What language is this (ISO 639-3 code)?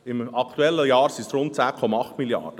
gsw